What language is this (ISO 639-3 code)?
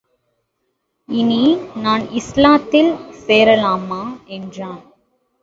tam